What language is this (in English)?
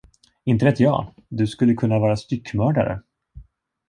Swedish